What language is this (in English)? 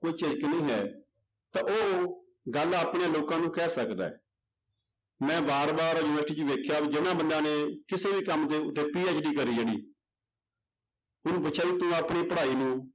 Punjabi